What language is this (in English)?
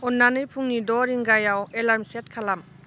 Bodo